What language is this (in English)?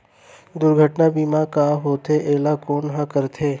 Chhattisgarhi